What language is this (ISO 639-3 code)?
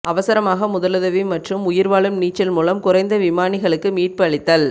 tam